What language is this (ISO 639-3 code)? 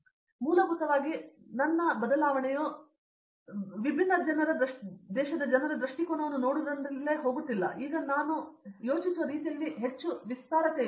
kan